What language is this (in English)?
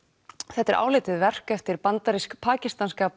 Icelandic